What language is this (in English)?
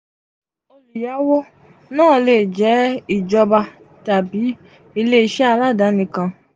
Yoruba